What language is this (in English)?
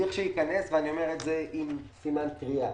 Hebrew